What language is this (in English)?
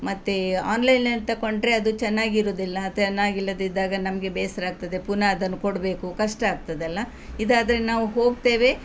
Kannada